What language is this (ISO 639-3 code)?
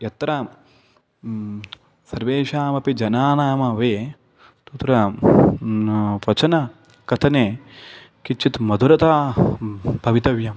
san